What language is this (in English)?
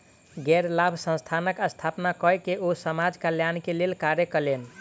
Maithili